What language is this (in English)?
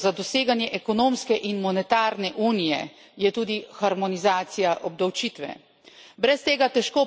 Slovenian